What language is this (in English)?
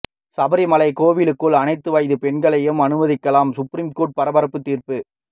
Tamil